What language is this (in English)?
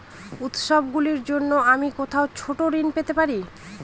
Bangla